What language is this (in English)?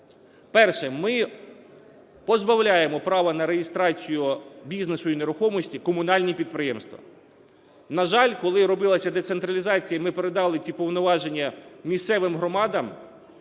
Ukrainian